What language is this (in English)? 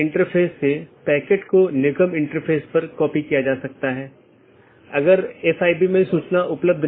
Hindi